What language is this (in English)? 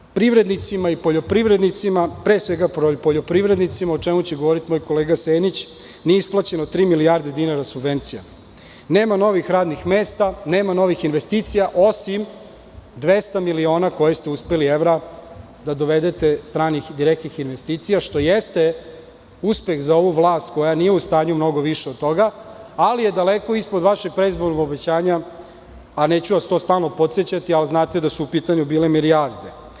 Serbian